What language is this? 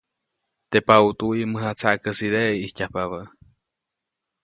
Copainalá Zoque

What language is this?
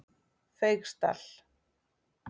Icelandic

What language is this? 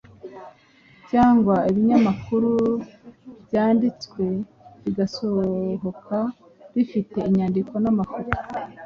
Kinyarwanda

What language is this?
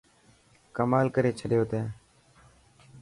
Dhatki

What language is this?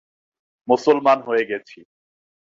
Bangla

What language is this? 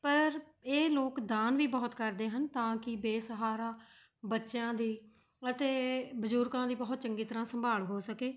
Punjabi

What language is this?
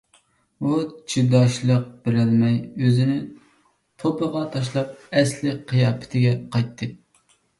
Uyghur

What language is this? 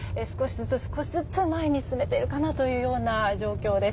Japanese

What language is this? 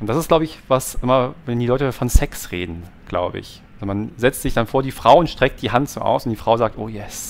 German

